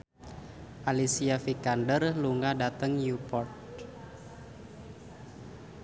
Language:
Javanese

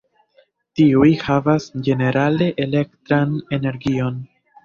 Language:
Esperanto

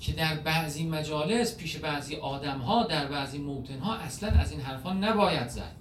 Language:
Persian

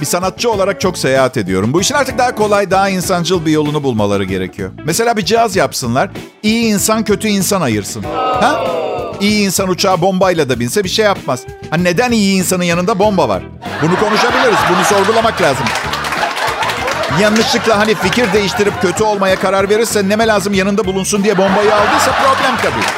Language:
Turkish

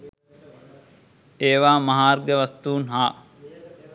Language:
Sinhala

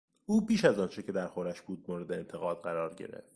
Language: Persian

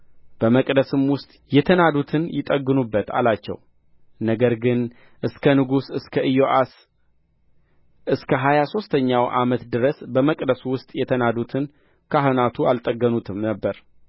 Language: Amharic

